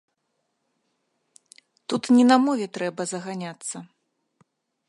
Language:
Belarusian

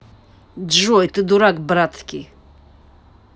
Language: Russian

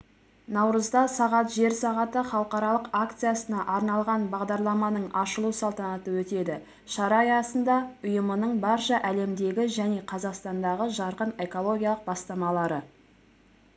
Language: Kazakh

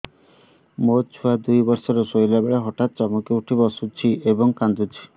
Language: Odia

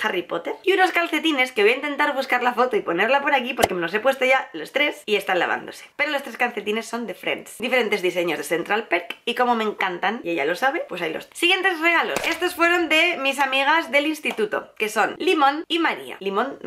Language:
Spanish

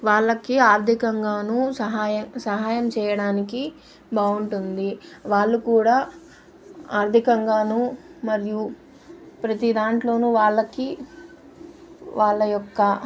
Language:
Telugu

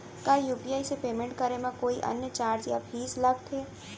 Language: Chhattisgarhi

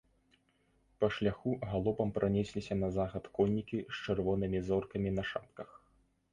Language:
Belarusian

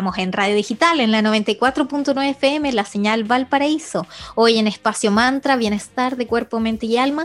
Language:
Spanish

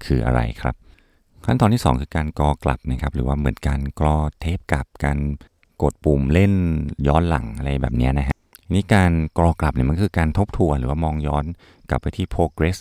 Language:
Thai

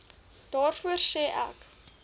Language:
Afrikaans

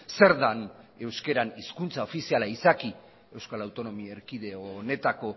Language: Basque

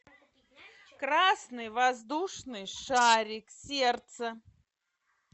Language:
Russian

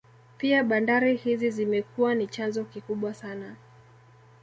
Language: Swahili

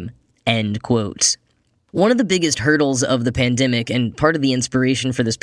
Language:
English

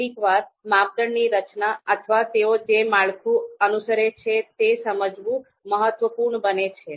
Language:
Gujarati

